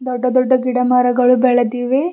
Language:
Kannada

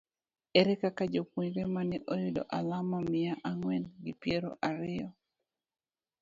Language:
Luo (Kenya and Tanzania)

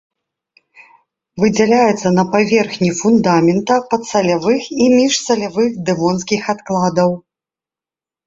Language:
Belarusian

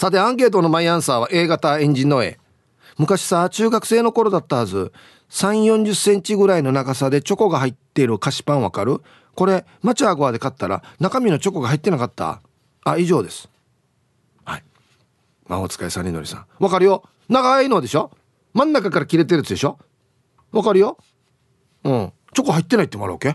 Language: Japanese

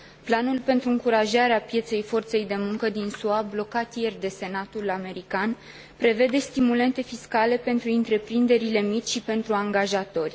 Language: Romanian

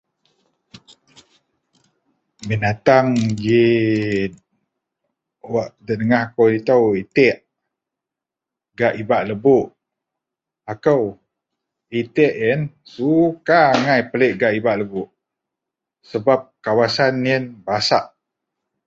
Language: Central Melanau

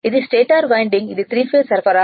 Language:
Telugu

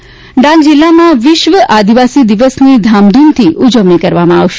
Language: Gujarati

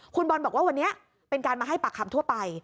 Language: Thai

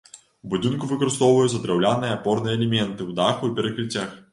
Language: Belarusian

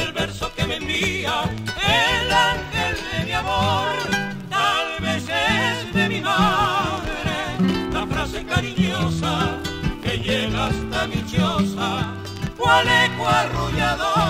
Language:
Spanish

